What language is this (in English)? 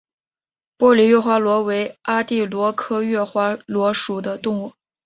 Chinese